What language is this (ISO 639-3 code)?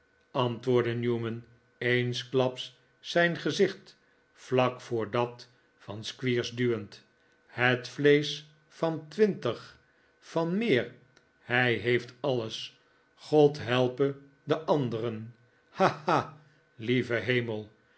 nld